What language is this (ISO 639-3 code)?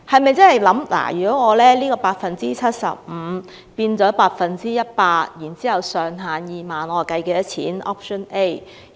yue